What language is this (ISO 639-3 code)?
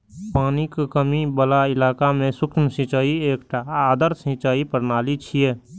mai